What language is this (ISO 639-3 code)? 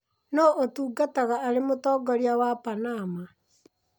kik